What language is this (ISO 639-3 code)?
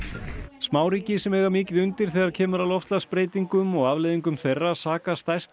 isl